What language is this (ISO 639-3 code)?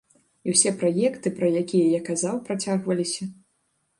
bel